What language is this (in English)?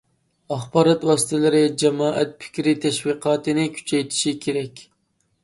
Uyghur